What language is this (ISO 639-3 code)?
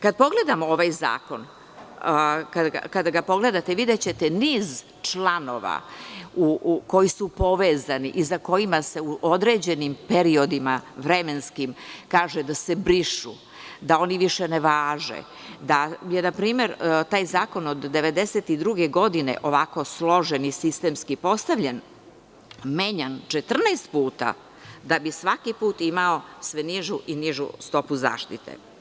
srp